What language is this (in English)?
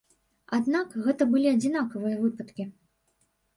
Belarusian